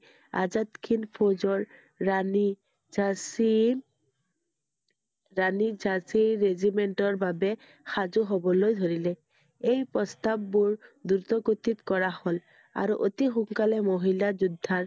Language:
Assamese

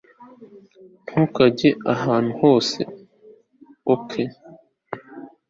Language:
Kinyarwanda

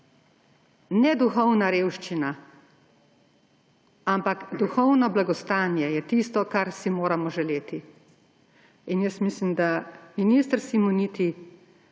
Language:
Slovenian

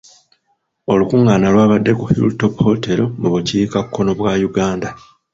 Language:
Ganda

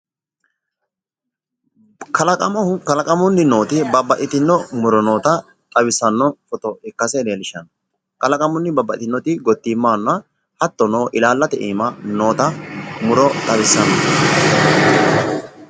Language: Sidamo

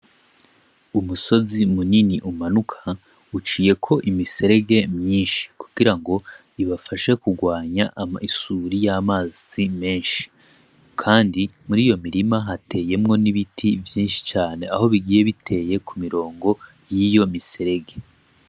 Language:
Rundi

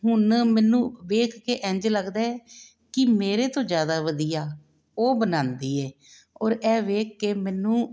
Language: Punjabi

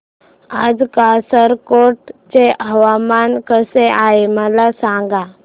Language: Marathi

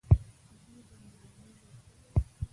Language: Pashto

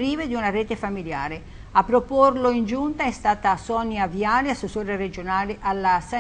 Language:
Italian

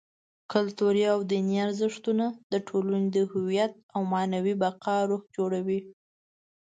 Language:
Pashto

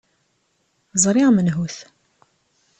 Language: Kabyle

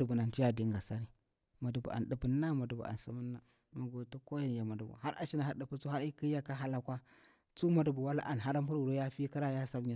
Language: Bura-Pabir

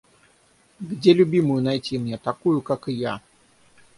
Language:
Russian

